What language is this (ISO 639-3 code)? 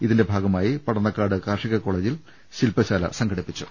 mal